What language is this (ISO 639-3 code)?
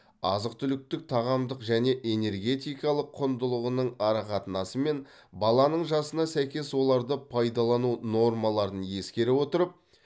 kaz